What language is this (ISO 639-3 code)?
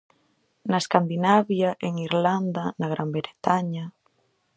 glg